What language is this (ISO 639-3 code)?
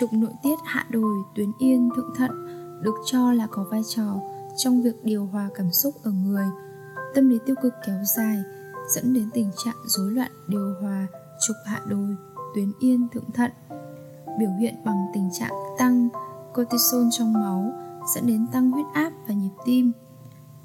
vie